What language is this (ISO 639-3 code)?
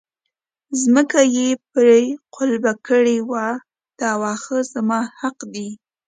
pus